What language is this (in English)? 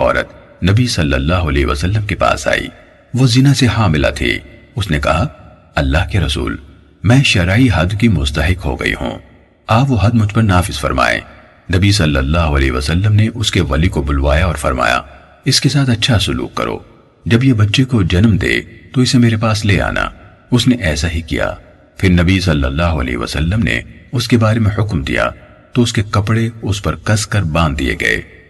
Urdu